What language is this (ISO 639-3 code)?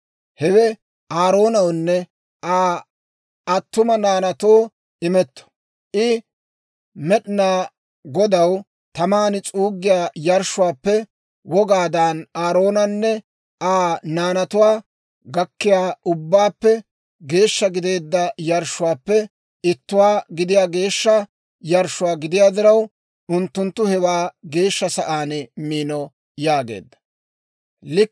dwr